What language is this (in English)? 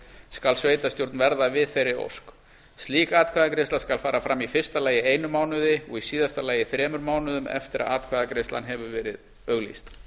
Icelandic